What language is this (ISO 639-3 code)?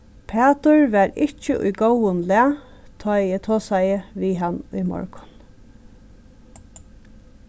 fao